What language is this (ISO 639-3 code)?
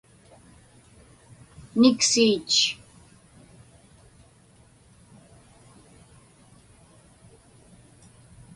ipk